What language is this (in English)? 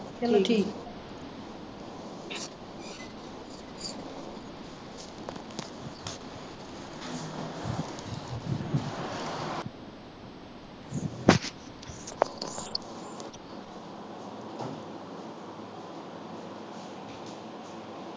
Punjabi